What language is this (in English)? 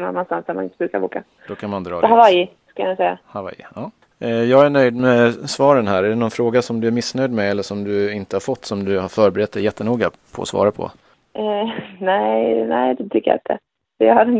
Swedish